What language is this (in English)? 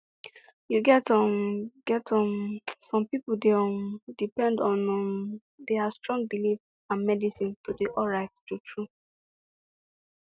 Nigerian Pidgin